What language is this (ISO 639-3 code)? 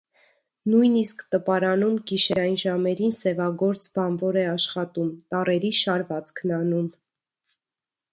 hye